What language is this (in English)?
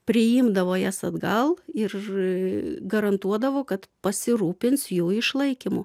Lithuanian